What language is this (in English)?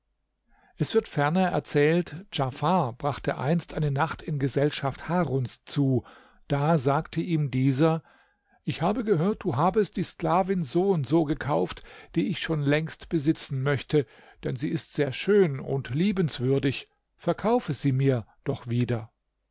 German